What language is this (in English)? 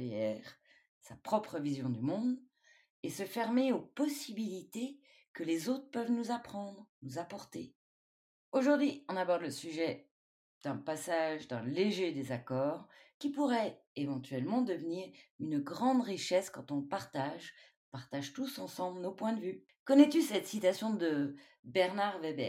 French